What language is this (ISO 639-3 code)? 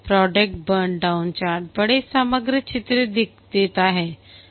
hin